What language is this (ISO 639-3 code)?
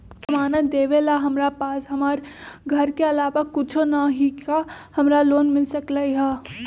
mag